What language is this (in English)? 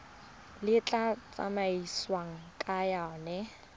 Tswana